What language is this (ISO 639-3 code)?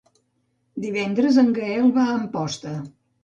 cat